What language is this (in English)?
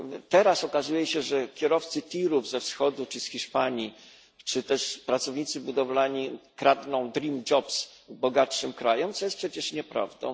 Polish